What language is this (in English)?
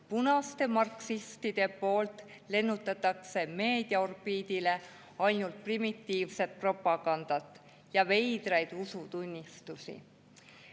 Estonian